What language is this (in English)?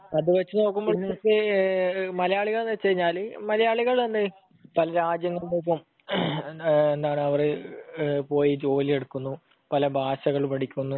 Malayalam